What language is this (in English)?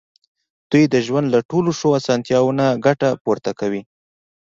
Pashto